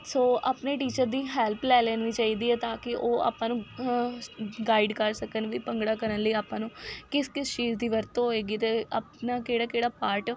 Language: Punjabi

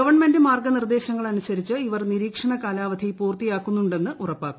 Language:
Malayalam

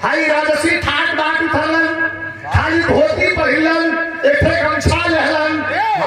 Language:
Arabic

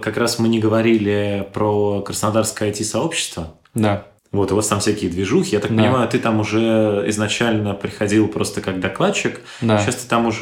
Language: Russian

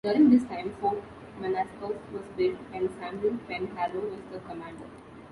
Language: English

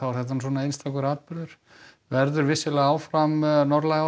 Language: Icelandic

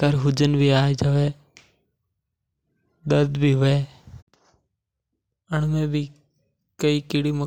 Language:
Mewari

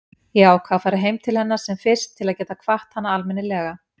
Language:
Icelandic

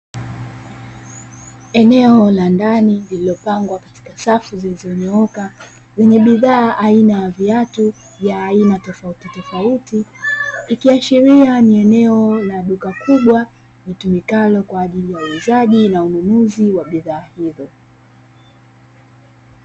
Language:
Swahili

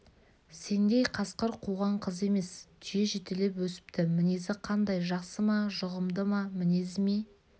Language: Kazakh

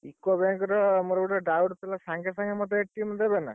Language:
Odia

